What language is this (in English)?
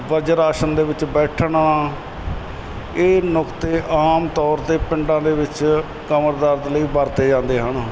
Punjabi